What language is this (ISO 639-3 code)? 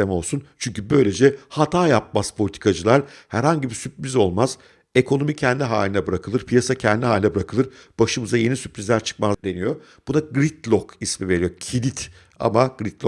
tur